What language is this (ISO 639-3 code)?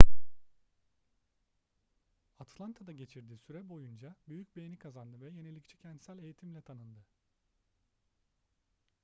tur